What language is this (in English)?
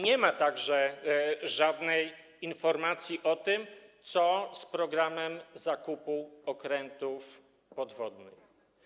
Polish